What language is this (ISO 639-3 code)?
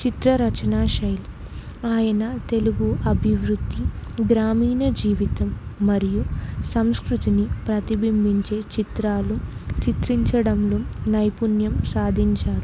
tel